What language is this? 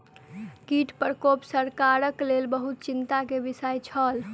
Maithili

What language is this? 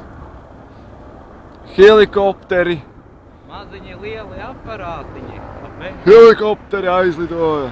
Latvian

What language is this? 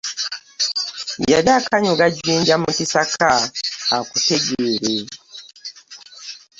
Ganda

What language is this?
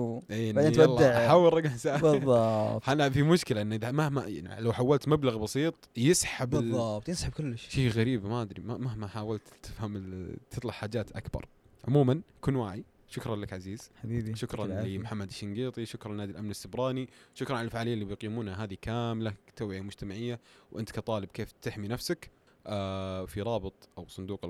Arabic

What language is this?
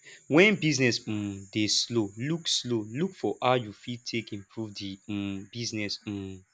Nigerian Pidgin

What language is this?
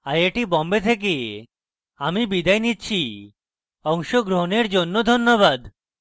Bangla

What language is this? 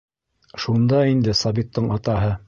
Bashkir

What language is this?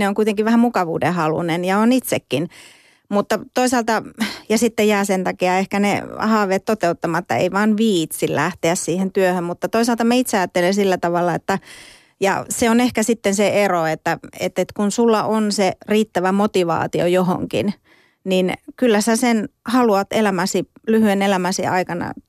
Finnish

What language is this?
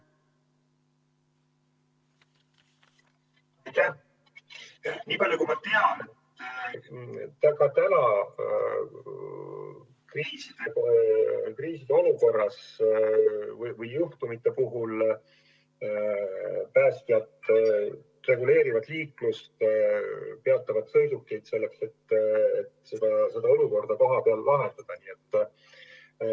Estonian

